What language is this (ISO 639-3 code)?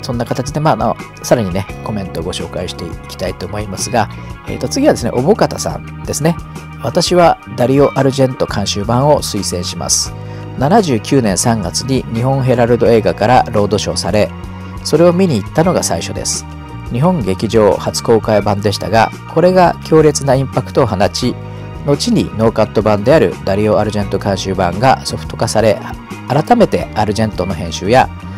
jpn